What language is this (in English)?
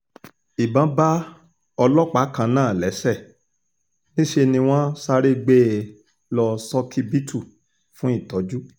Yoruba